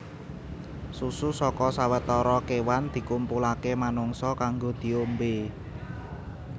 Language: Javanese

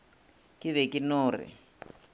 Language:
Northern Sotho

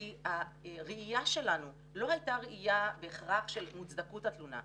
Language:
Hebrew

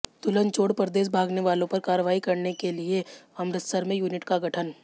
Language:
Hindi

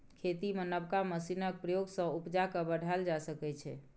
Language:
Maithili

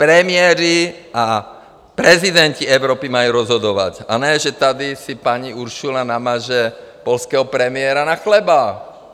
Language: Czech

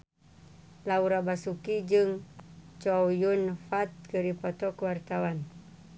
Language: Sundanese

